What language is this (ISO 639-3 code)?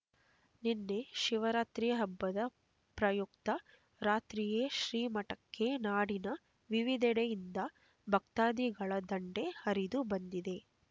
kan